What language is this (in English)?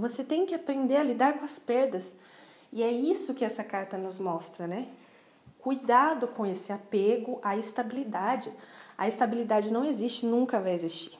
Portuguese